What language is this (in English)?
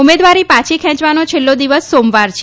Gujarati